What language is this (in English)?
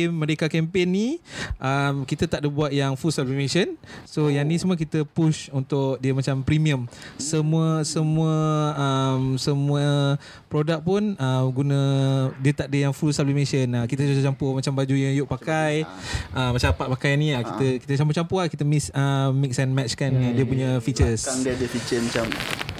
Malay